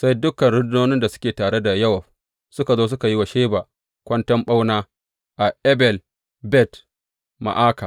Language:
Hausa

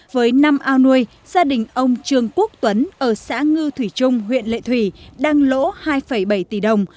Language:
Vietnamese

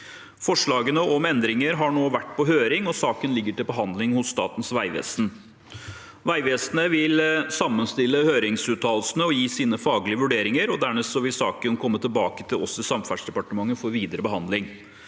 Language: Norwegian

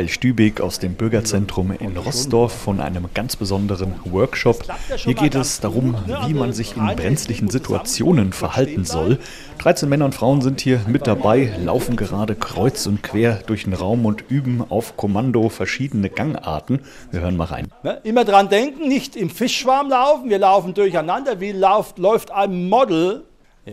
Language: German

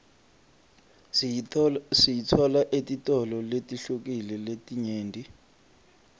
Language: Swati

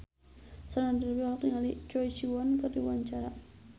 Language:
Sundanese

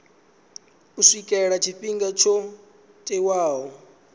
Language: Venda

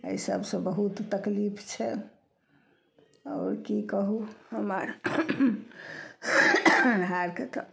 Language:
Maithili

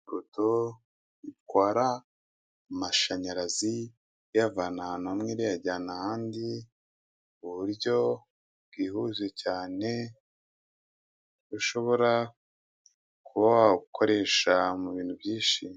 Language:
Kinyarwanda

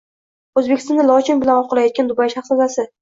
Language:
Uzbek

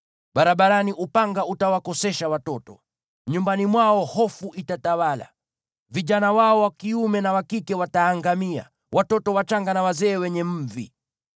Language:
Swahili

